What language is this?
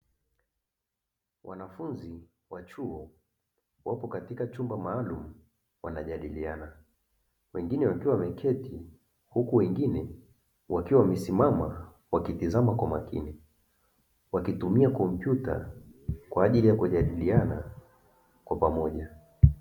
Swahili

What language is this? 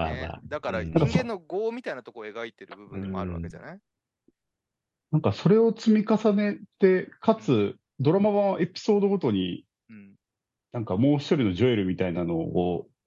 Japanese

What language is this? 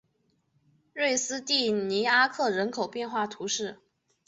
Chinese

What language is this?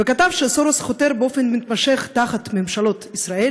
Hebrew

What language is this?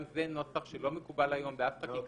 Hebrew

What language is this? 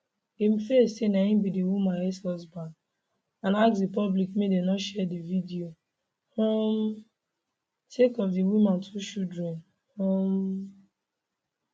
Nigerian Pidgin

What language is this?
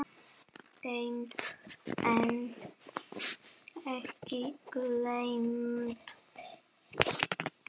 Icelandic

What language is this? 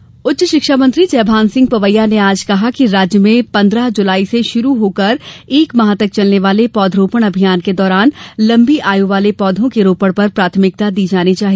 Hindi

